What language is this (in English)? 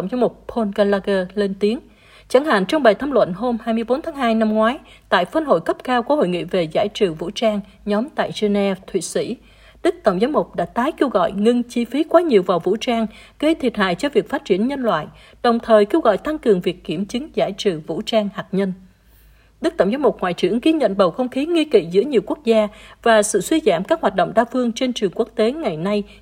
Vietnamese